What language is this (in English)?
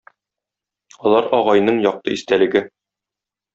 Tatar